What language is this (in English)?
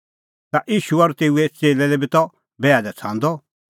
Kullu Pahari